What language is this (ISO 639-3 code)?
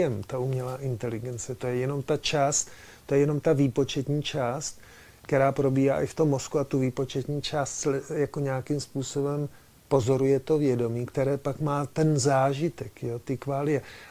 ces